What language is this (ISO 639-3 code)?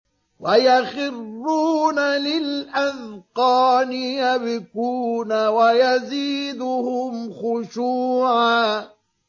ara